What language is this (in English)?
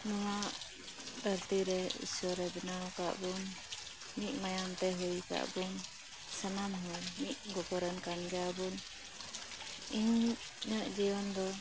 Santali